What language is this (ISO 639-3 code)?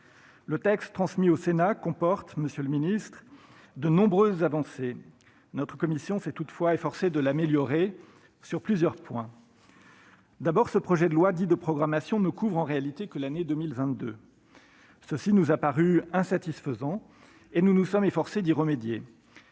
fra